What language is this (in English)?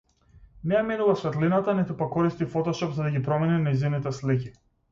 Macedonian